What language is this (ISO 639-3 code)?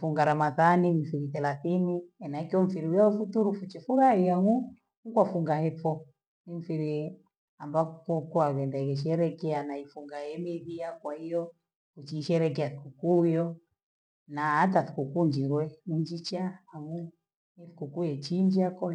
gwe